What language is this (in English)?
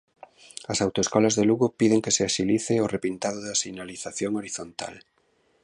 Galician